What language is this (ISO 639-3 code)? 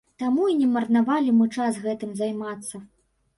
bel